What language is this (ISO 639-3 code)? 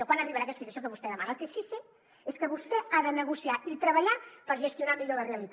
cat